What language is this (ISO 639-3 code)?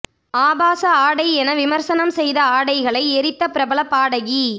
tam